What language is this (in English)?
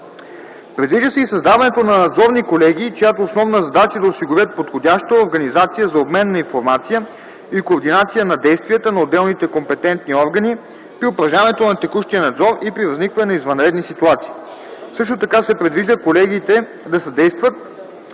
Bulgarian